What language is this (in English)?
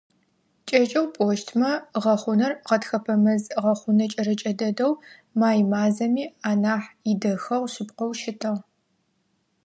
Adyghe